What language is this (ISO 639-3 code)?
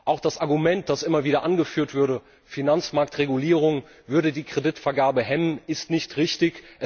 deu